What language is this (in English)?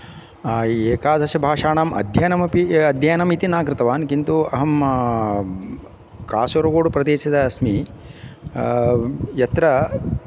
Sanskrit